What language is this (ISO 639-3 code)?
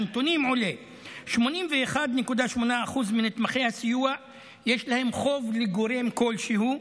heb